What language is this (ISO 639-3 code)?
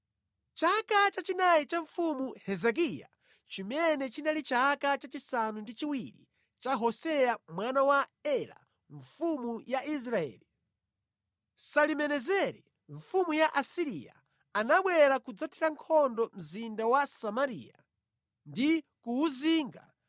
nya